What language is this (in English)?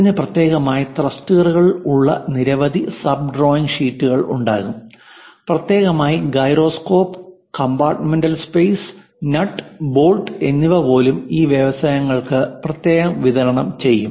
Malayalam